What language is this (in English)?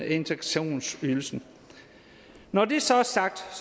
Danish